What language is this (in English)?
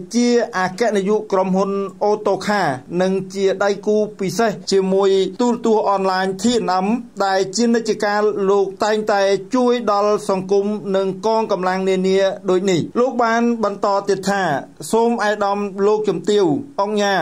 Thai